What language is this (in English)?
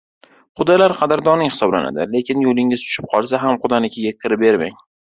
Uzbek